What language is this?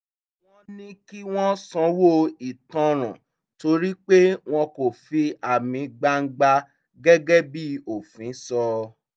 Yoruba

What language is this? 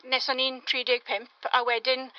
Welsh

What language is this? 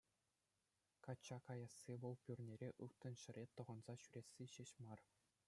Chuvash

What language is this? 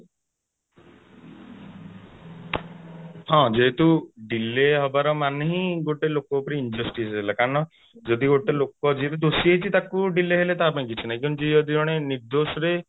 Odia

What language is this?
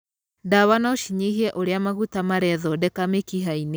Kikuyu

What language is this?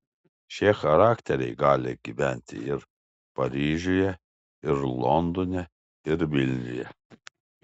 Lithuanian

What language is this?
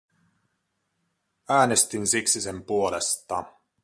Finnish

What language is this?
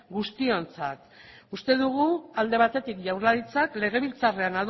Basque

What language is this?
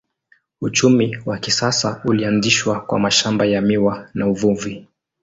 Swahili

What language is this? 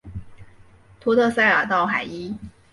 Chinese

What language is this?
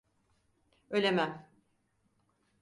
Turkish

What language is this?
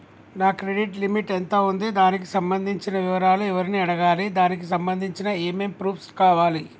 Telugu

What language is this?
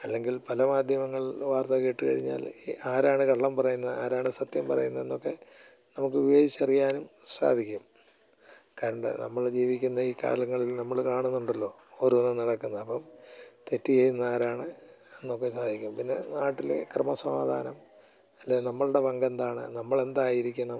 Malayalam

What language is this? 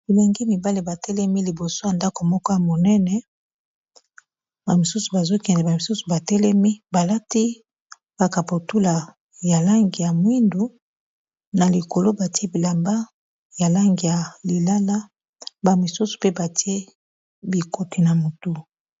Lingala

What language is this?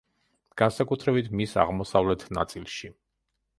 Georgian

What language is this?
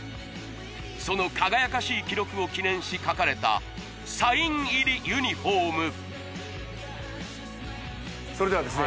Japanese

